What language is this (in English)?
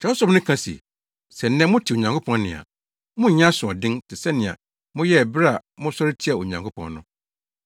Akan